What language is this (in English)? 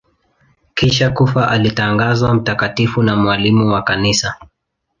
Swahili